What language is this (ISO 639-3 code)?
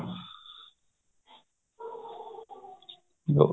pan